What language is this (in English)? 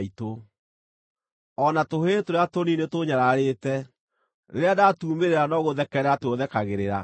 Kikuyu